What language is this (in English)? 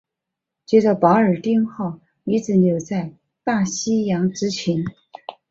Chinese